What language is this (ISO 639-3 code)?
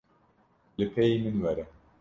kur